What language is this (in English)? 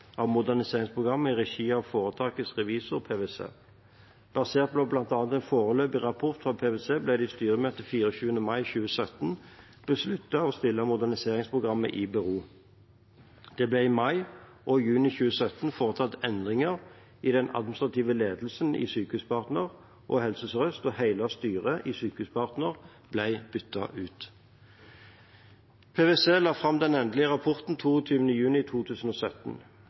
Norwegian Bokmål